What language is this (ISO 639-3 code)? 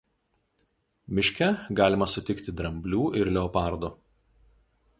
lit